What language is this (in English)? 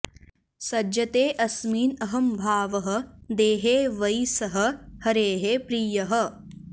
Sanskrit